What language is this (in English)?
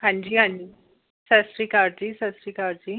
Punjabi